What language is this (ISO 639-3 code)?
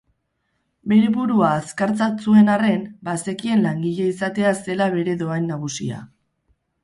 eus